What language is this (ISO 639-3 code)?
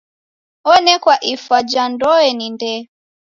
dav